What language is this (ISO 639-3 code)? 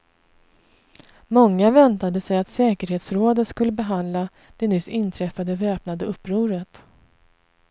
swe